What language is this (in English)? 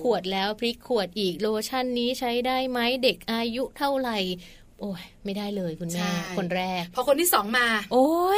Thai